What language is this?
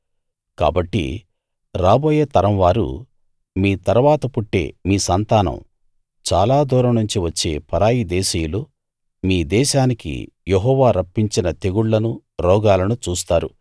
Telugu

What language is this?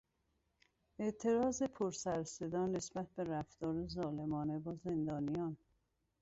Persian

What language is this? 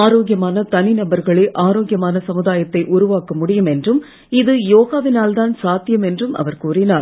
Tamil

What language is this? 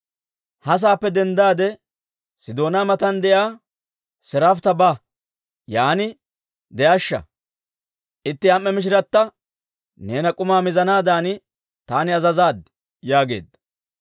Dawro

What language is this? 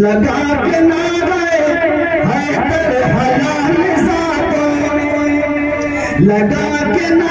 Arabic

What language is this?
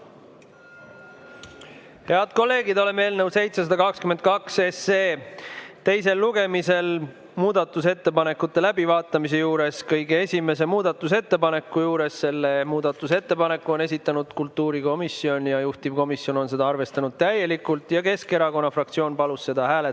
Estonian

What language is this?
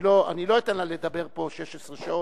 Hebrew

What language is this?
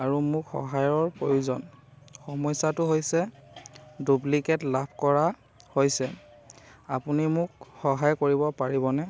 Assamese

